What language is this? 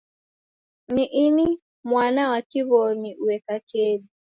Taita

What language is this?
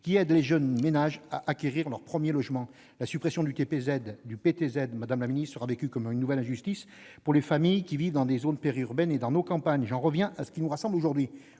French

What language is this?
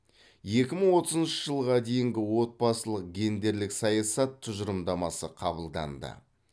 Kazakh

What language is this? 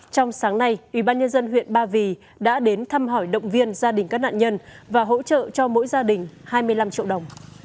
Vietnamese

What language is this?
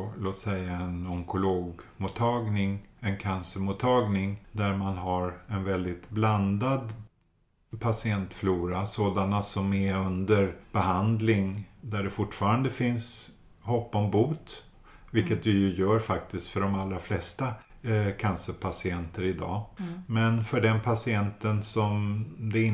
Swedish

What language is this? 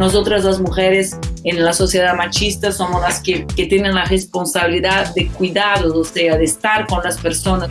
Spanish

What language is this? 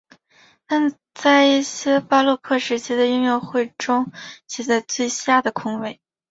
Chinese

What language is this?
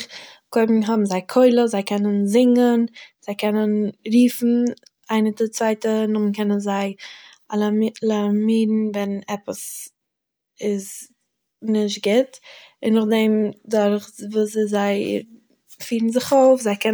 Yiddish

